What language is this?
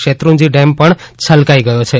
Gujarati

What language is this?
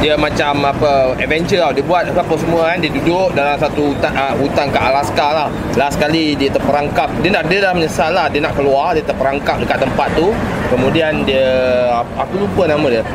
Malay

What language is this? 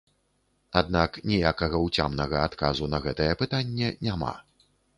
Belarusian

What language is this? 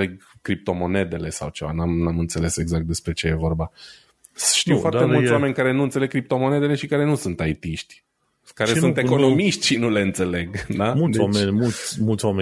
Romanian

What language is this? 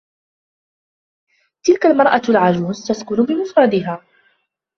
Arabic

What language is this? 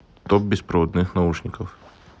Russian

